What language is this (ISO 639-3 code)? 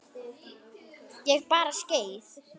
isl